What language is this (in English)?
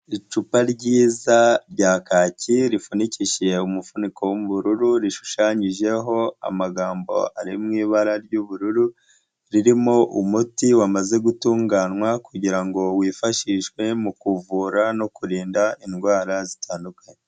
Kinyarwanda